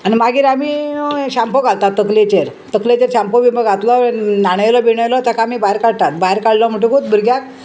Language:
Konkani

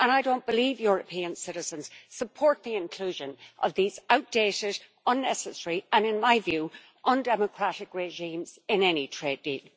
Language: English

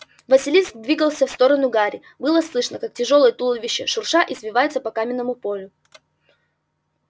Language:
Russian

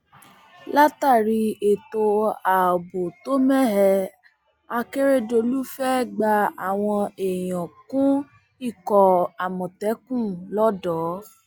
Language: Yoruba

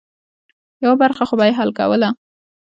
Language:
Pashto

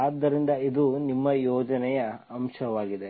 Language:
Kannada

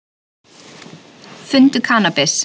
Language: Icelandic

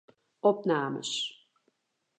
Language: Western Frisian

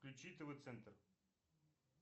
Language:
Russian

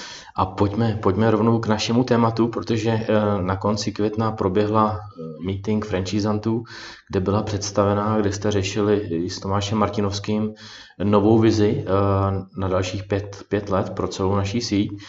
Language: Czech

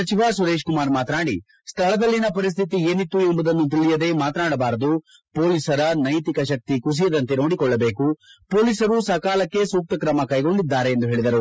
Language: Kannada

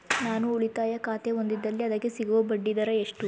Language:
Kannada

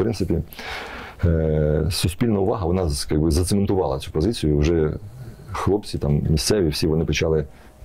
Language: Ukrainian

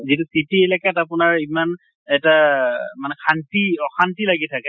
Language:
Assamese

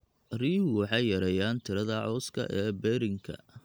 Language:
Somali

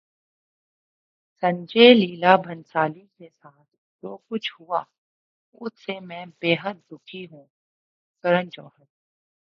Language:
Urdu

